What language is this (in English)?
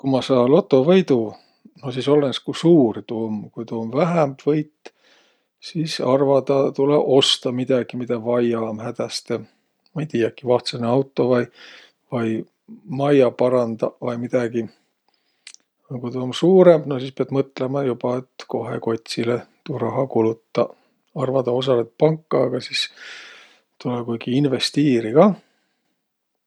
Võro